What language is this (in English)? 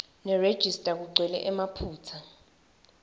Swati